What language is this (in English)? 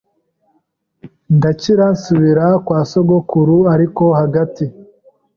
Kinyarwanda